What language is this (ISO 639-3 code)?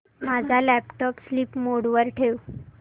mar